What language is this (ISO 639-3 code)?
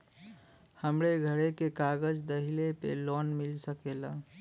bho